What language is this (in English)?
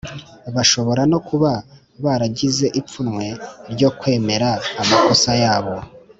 Kinyarwanda